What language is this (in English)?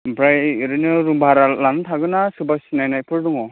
Bodo